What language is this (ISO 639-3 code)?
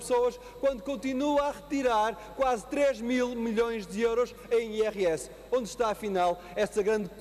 por